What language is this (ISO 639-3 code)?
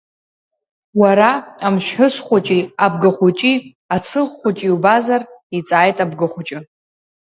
abk